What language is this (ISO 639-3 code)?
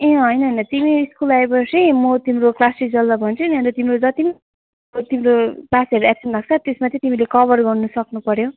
nep